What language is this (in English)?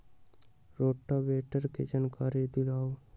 Magahi